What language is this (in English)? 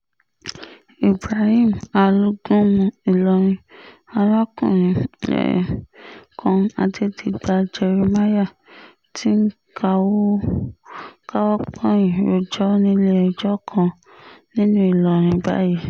Yoruba